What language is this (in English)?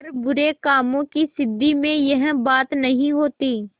Hindi